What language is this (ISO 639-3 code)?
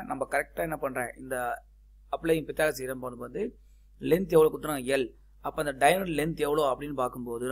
hin